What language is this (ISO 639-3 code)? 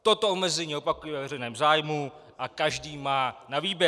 ces